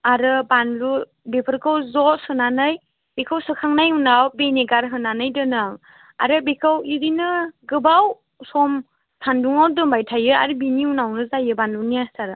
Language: Bodo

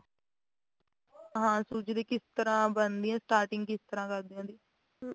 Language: Punjabi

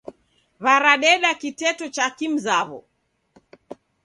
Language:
Taita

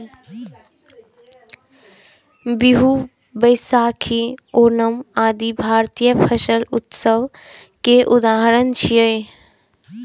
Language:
Maithili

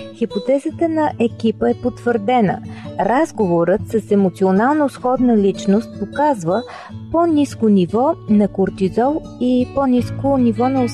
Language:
Bulgarian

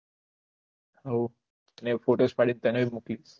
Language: Gujarati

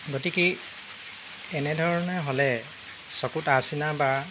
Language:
Assamese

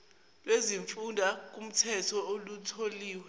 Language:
Zulu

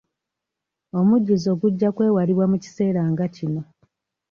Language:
Ganda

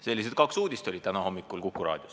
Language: Estonian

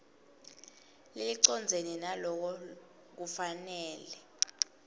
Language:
Swati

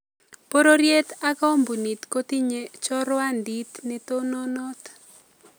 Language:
Kalenjin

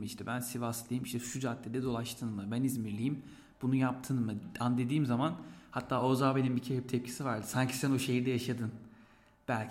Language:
Turkish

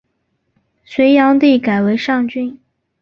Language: Chinese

